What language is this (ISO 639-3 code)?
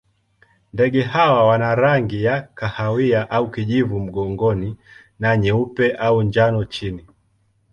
swa